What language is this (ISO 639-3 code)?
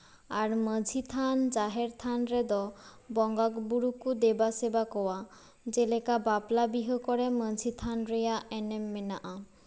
sat